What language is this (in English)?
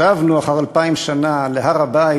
Hebrew